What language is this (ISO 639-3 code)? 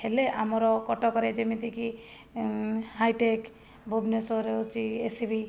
ori